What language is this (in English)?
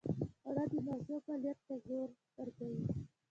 Pashto